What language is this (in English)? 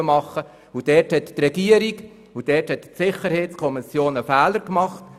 Swiss German